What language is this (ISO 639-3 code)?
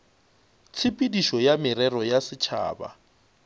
nso